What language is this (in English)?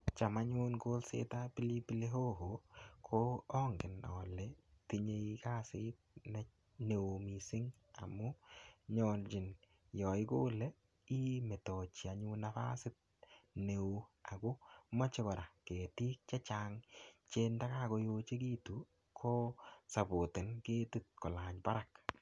Kalenjin